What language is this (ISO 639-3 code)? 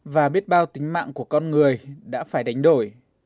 vie